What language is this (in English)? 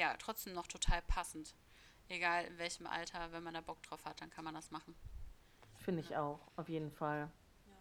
German